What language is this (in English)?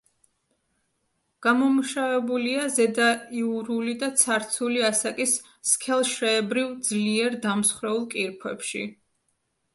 Georgian